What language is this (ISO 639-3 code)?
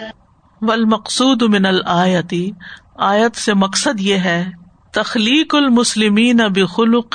urd